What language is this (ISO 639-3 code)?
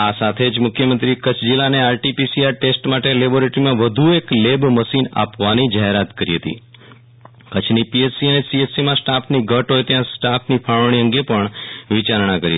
guj